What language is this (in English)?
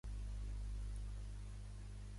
Catalan